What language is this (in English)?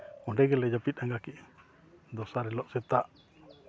Santali